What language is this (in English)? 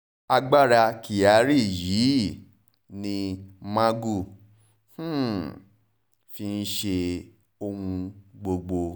Yoruba